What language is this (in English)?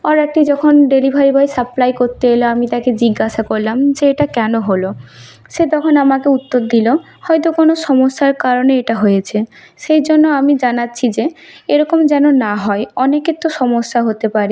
Bangla